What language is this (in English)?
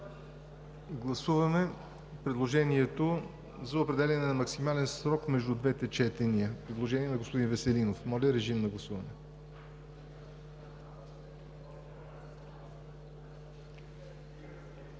Bulgarian